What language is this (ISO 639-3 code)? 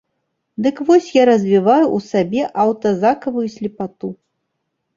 bel